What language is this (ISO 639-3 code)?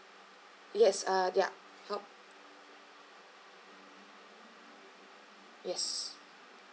eng